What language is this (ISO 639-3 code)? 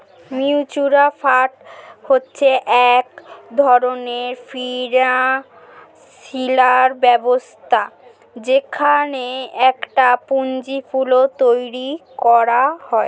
ben